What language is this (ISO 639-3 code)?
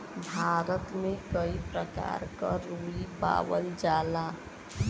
bho